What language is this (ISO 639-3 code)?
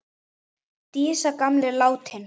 isl